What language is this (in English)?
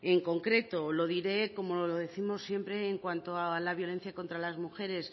Spanish